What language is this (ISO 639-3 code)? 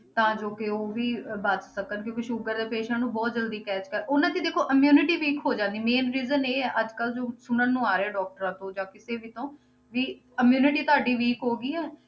pan